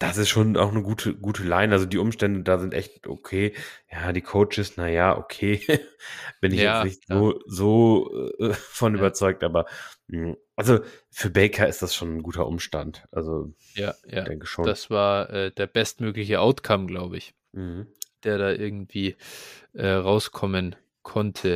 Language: German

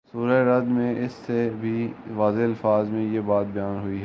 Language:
Urdu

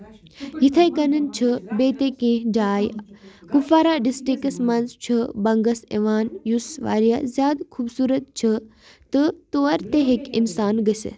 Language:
Kashmiri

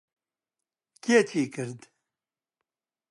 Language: Central Kurdish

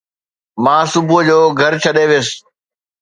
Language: Sindhi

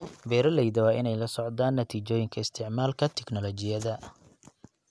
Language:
Somali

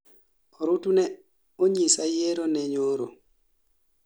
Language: Luo (Kenya and Tanzania)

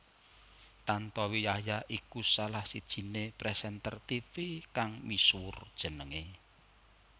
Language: Javanese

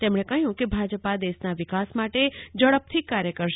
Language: Gujarati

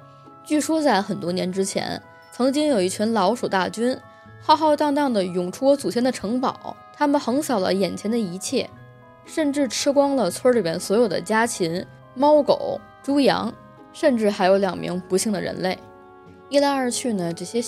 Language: Chinese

